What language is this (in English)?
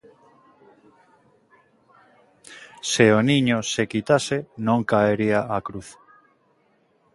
Galician